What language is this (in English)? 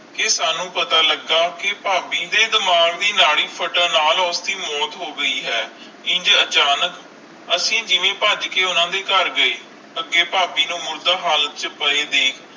Punjabi